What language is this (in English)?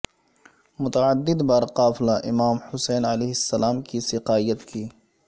Urdu